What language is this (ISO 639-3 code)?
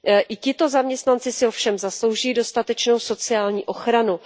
ces